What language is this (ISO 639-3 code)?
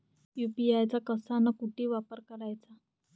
mar